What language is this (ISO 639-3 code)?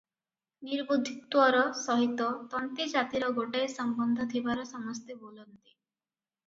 ori